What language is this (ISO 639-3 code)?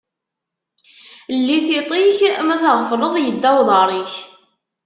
kab